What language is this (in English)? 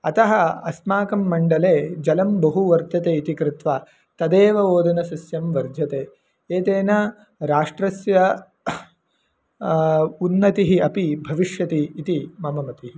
Sanskrit